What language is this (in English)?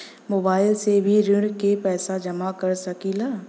Bhojpuri